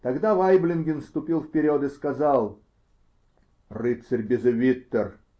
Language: Russian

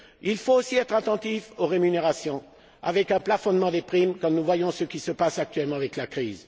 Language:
French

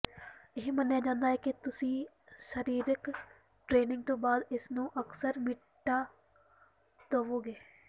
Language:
Punjabi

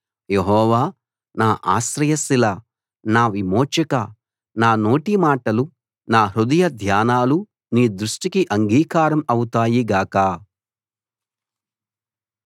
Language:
Telugu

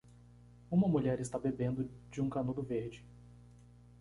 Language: Portuguese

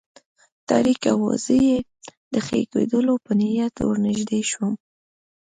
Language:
Pashto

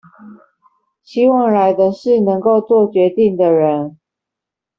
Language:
Chinese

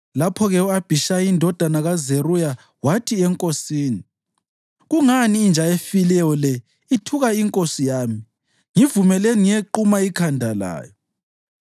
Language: North Ndebele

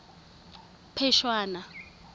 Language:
Tswana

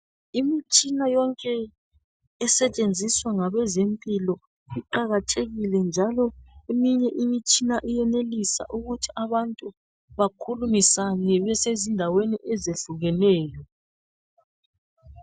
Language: North Ndebele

